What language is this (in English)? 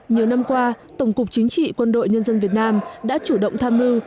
Vietnamese